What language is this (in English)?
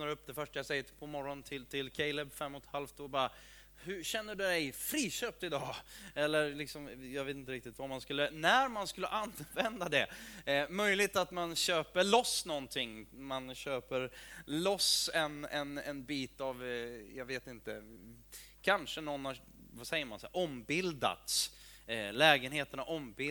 Swedish